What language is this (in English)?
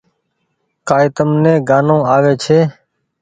Goaria